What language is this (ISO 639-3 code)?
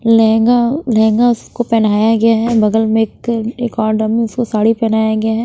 hin